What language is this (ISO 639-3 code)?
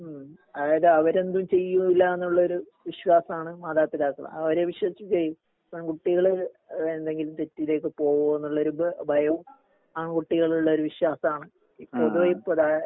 mal